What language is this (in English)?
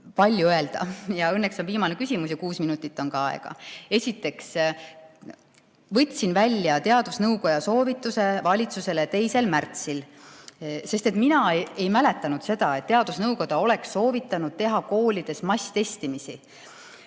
Estonian